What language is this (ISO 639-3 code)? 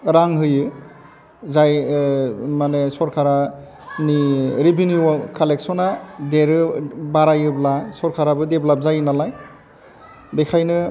brx